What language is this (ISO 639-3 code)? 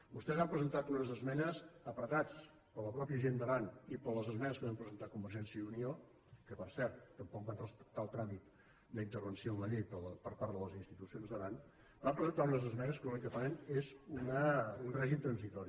cat